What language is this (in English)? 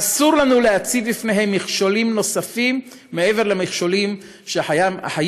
Hebrew